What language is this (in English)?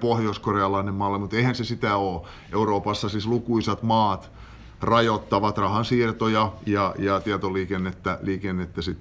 Finnish